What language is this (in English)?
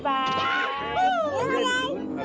Thai